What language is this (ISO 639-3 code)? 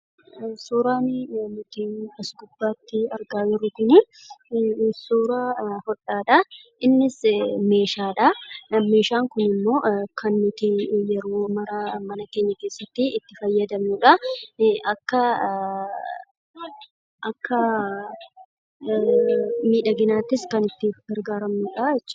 orm